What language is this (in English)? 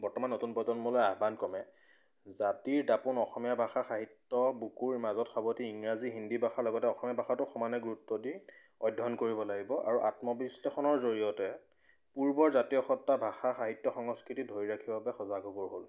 Assamese